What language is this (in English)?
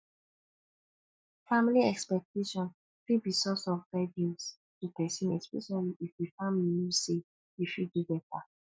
Nigerian Pidgin